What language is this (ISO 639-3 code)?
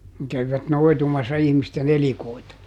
fin